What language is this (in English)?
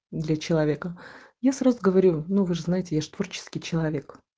Russian